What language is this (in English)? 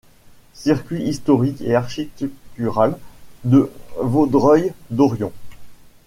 French